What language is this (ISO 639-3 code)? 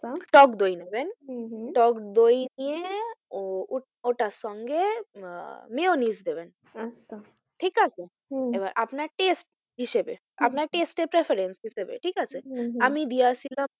ben